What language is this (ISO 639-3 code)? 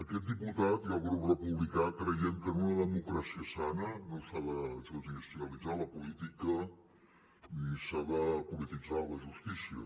cat